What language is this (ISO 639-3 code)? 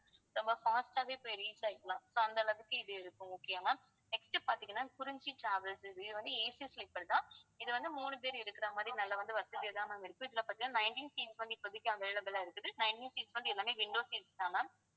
tam